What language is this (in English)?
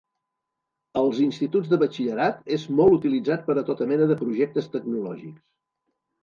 Catalan